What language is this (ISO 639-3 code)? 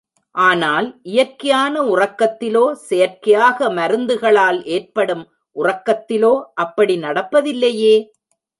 tam